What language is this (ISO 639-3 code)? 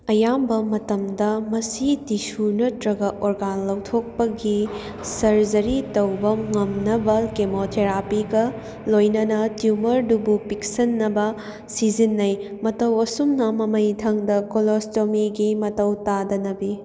mni